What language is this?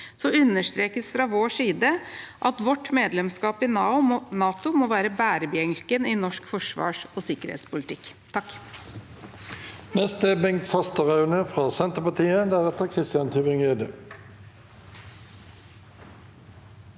Norwegian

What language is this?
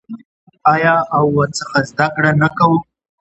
Pashto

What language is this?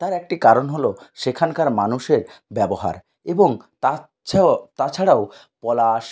Bangla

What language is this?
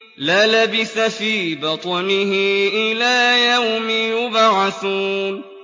Arabic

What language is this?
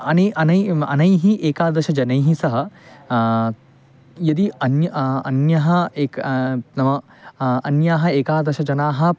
Sanskrit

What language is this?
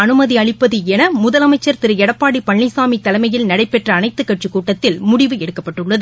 Tamil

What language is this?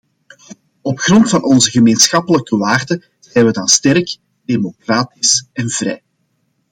Dutch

